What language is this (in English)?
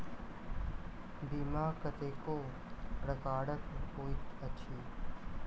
Maithili